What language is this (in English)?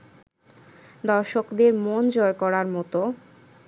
Bangla